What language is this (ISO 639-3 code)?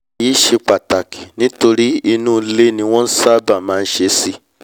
yor